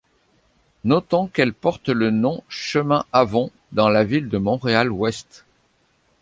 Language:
French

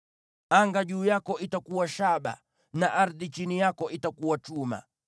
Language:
Swahili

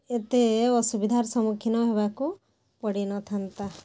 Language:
Odia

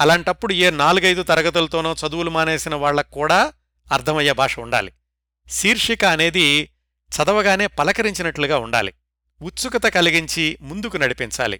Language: Telugu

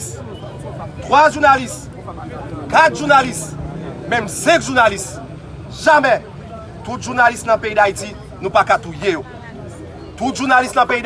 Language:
French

